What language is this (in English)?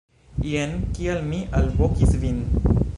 Esperanto